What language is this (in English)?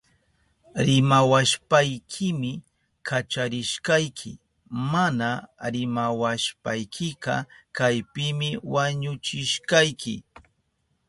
Southern Pastaza Quechua